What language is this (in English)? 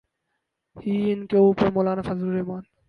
Urdu